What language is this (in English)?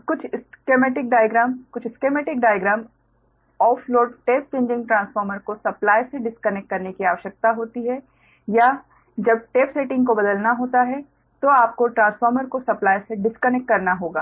Hindi